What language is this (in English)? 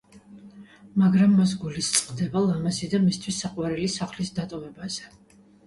Georgian